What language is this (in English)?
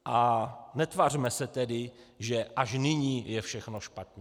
Czech